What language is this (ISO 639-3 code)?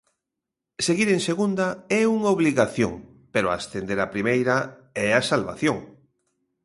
glg